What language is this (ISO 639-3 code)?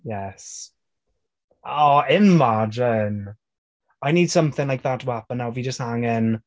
cym